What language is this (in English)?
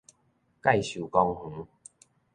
Min Nan Chinese